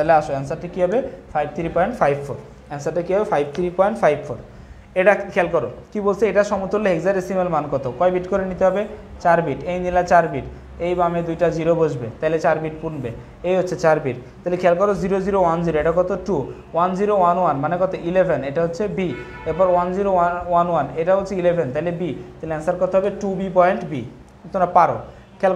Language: Hindi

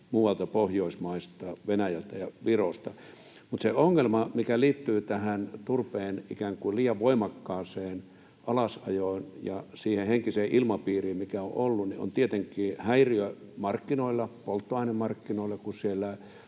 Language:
Finnish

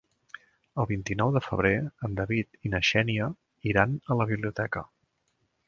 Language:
Catalan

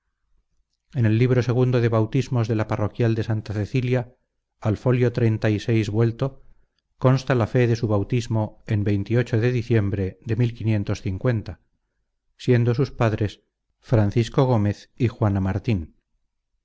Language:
Spanish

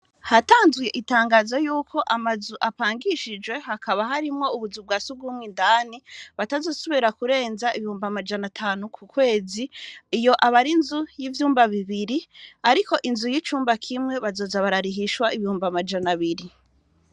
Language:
Rundi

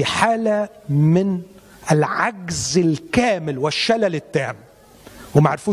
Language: Arabic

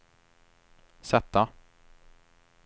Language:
Swedish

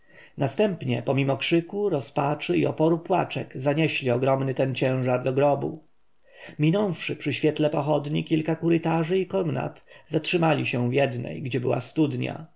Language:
Polish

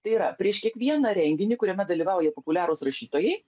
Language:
Lithuanian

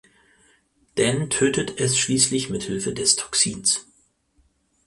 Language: German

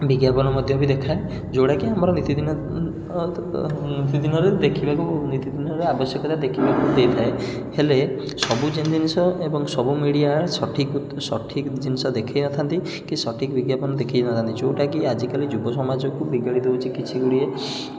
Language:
Odia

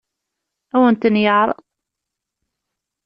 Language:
Kabyle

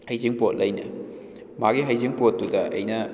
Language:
Manipuri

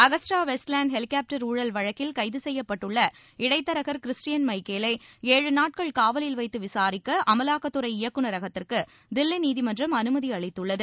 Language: Tamil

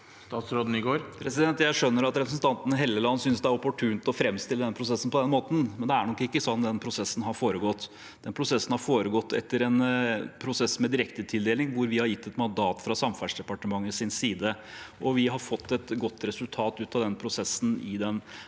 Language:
Norwegian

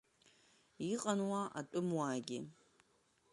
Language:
Abkhazian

